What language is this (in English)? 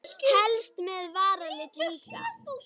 Icelandic